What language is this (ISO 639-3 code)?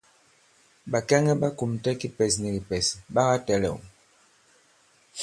abb